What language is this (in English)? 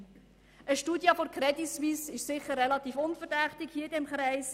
Swiss German